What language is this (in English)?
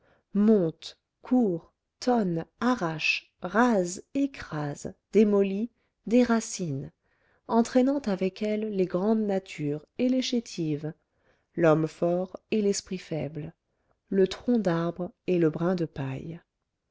French